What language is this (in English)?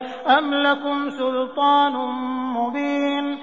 Arabic